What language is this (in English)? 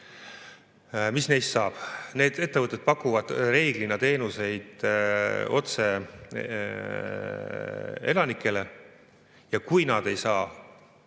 Estonian